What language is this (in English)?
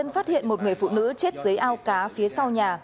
Vietnamese